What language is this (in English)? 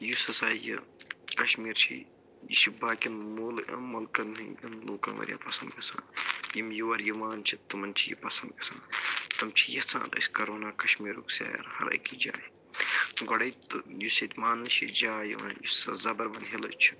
Kashmiri